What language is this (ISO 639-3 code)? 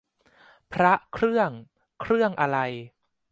tha